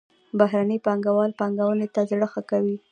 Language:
Pashto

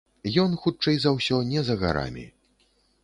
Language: Belarusian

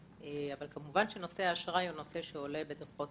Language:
Hebrew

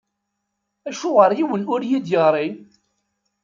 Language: Kabyle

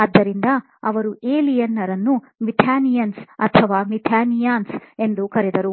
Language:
Kannada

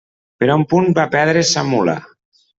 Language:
Catalan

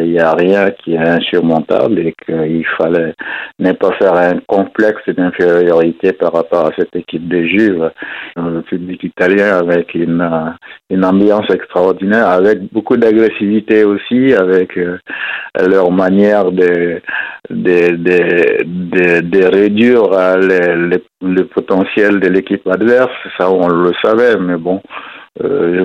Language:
French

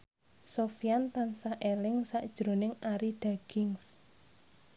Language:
Javanese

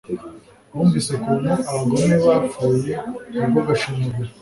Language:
Kinyarwanda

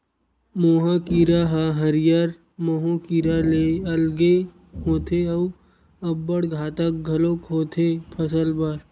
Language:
Chhattisgarhi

